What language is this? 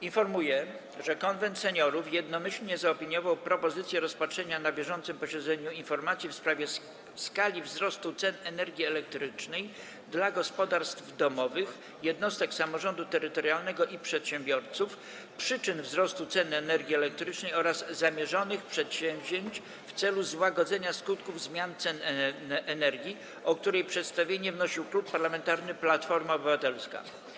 Polish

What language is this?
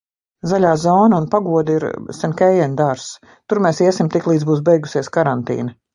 Latvian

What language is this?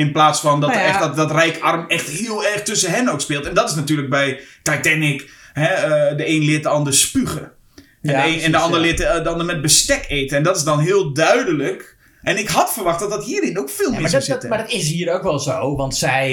Dutch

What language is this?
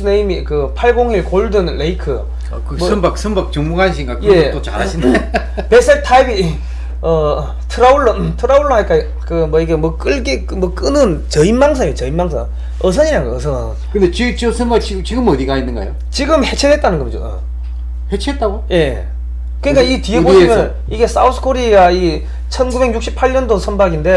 Korean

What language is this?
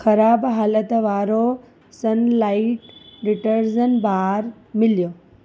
Sindhi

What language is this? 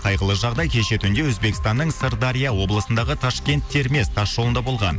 Kazakh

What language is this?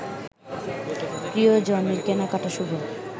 Bangla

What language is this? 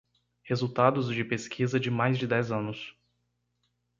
Portuguese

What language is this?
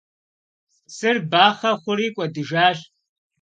Kabardian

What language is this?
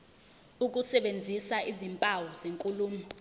Zulu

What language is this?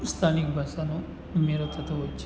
Gujarati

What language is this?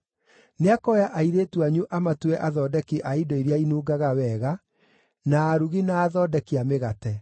Kikuyu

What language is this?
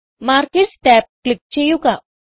Malayalam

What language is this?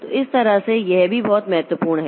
Hindi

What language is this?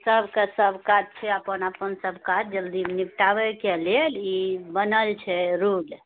Maithili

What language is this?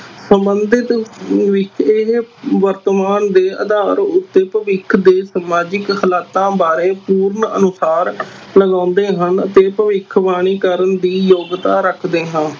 Punjabi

